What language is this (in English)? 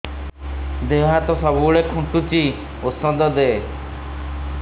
Odia